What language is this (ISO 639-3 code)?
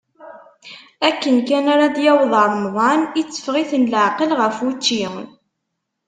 kab